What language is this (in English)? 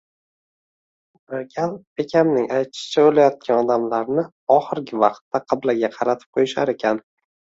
Uzbek